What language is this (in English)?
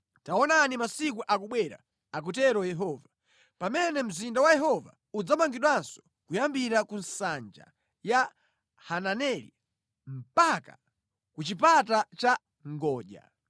Nyanja